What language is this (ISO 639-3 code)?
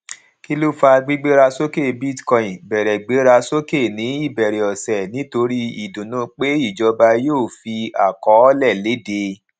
yor